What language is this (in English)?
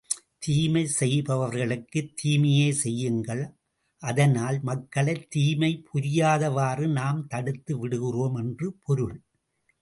Tamil